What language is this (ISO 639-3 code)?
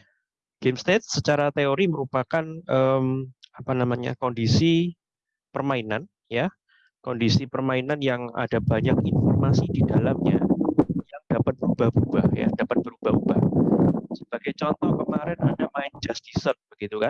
ind